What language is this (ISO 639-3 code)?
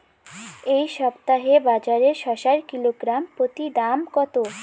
ben